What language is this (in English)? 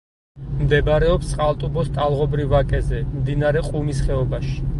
Georgian